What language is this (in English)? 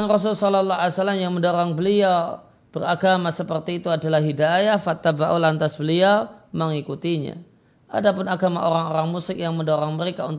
Indonesian